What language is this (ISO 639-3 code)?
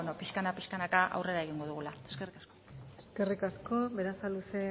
eus